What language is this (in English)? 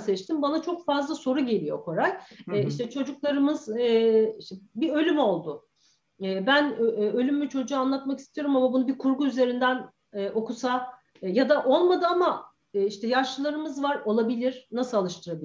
Turkish